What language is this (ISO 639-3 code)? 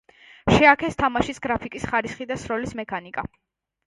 kat